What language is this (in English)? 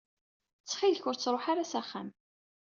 Kabyle